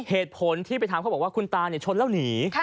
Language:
Thai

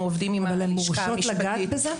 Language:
Hebrew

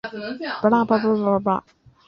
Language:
Chinese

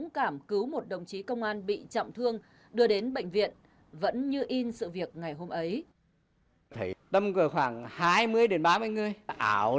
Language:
Vietnamese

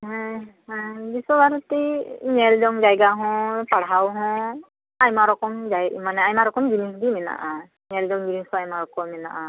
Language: Santali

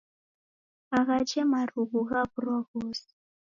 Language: Taita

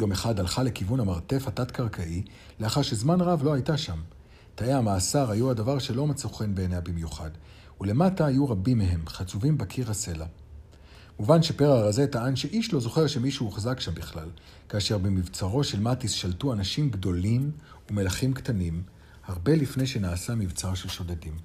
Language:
Hebrew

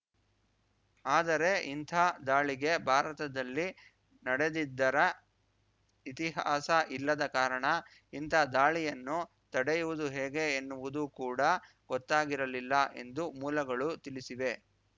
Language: Kannada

